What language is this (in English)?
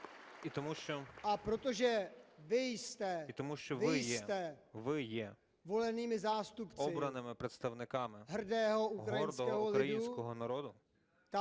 Ukrainian